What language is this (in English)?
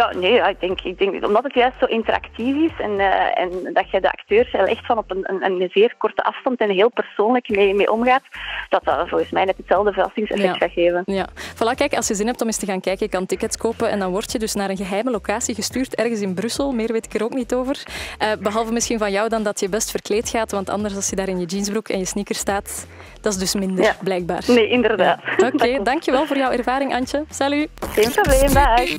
Dutch